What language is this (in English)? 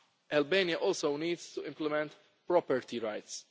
English